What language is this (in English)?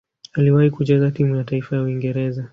Swahili